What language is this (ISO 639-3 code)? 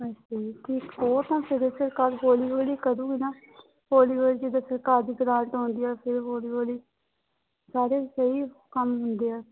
pan